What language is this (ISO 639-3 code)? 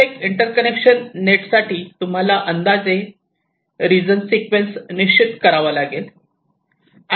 mar